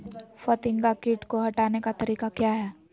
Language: Magahi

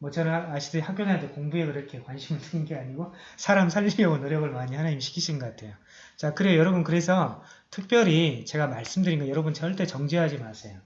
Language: Korean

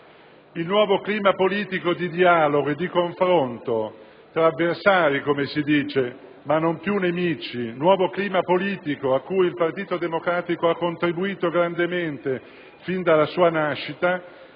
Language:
Italian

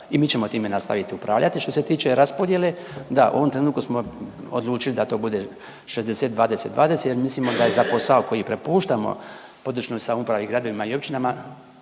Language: Croatian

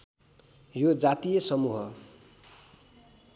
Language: Nepali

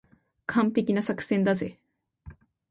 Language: Japanese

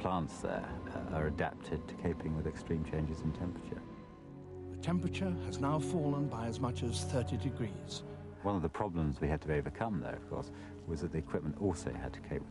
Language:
English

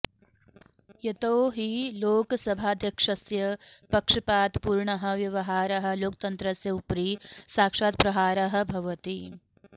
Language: Sanskrit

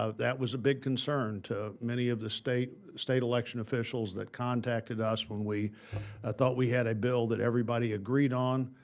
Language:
English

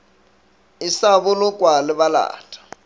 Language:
Northern Sotho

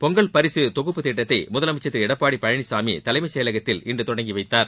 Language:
Tamil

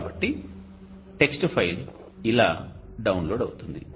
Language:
Telugu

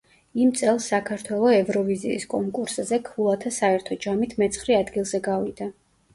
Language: Georgian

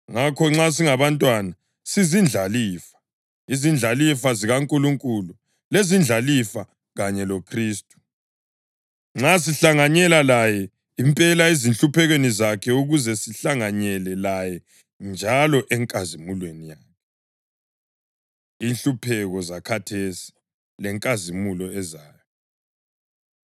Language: North Ndebele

